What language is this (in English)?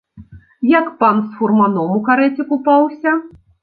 Belarusian